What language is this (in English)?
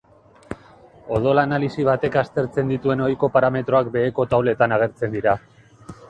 Basque